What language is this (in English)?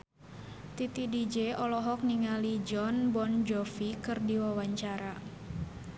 Sundanese